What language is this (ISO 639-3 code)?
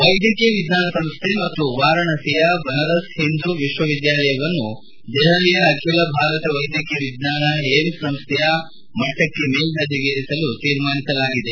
kan